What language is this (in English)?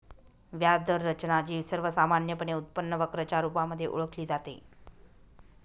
Marathi